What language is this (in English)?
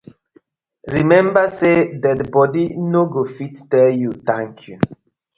Nigerian Pidgin